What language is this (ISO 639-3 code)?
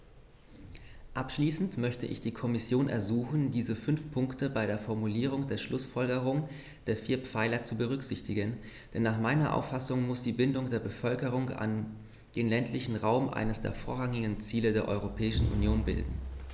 deu